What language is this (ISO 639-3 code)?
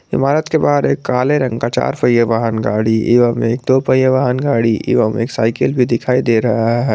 hin